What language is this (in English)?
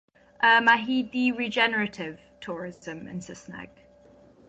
Welsh